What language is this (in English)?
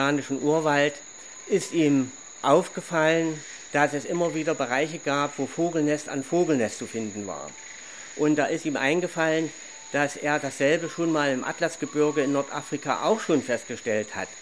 German